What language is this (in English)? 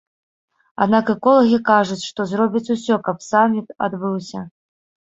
Belarusian